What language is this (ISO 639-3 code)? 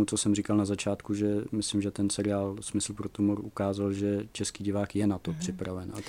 ces